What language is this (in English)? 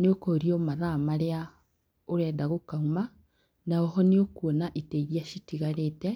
Kikuyu